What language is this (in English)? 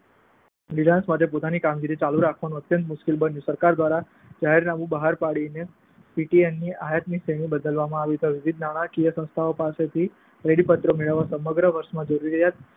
Gujarati